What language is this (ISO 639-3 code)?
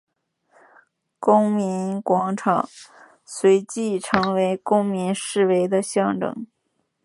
zho